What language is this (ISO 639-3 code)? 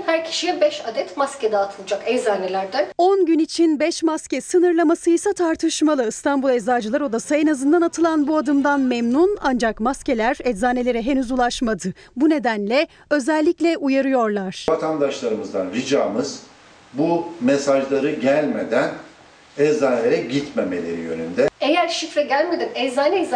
tur